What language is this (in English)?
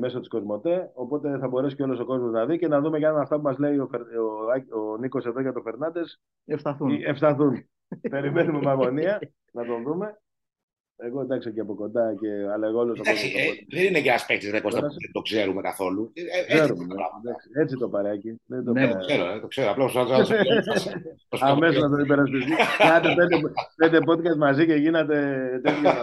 Greek